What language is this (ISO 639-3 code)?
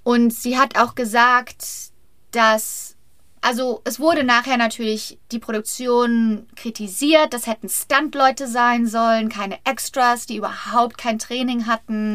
deu